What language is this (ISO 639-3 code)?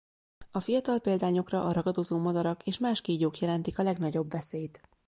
hun